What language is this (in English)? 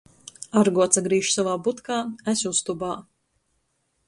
Latgalian